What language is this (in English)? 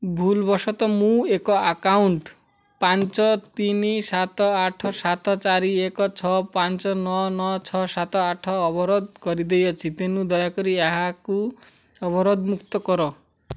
Odia